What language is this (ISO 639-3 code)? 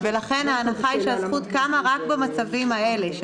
heb